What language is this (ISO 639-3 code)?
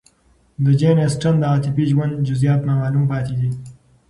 pus